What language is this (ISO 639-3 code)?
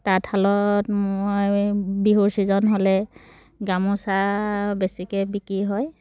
asm